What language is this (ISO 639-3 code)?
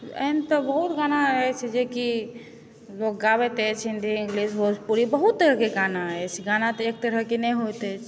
mai